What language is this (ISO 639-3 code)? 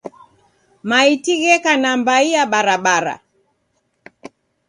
dav